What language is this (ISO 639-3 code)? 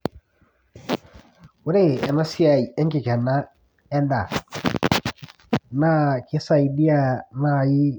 mas